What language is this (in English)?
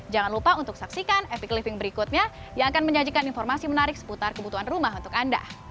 Indonesian